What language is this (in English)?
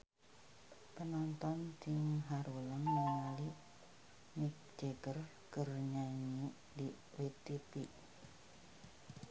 Sundanese